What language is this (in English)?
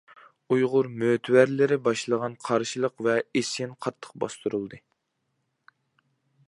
Uyghur